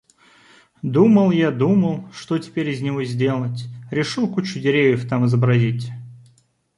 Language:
Russian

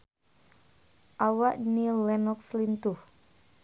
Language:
Sundanese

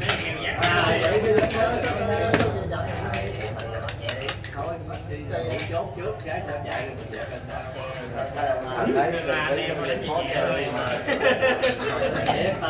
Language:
Vietnamese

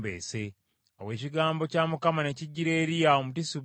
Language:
Ganda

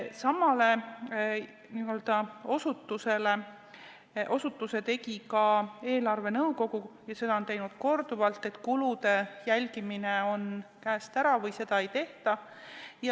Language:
Estonian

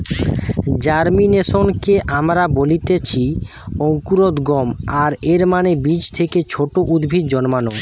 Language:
Bangla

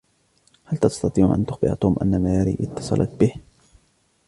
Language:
Arabic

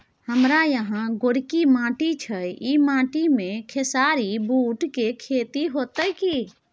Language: Maithili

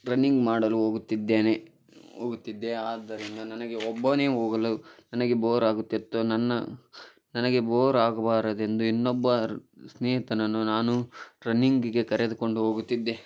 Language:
Kannada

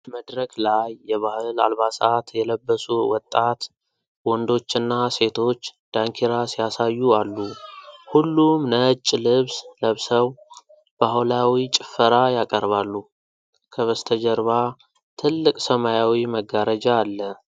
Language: Amharic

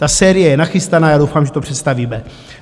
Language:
Czech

